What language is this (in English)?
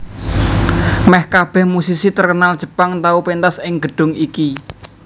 Javanese